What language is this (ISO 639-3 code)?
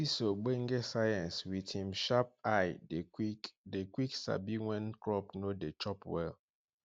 pcm